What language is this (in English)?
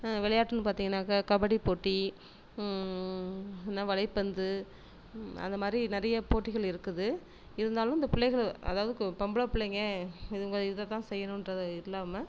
Tamil